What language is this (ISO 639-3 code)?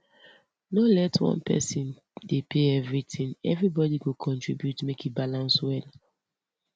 pcm